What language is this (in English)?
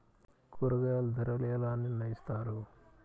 Telugu